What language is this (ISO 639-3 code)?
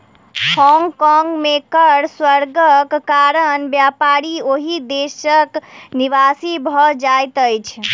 mai